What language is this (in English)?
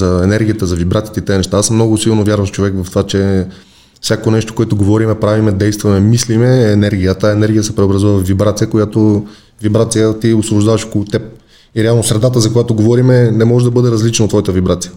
Bulgarian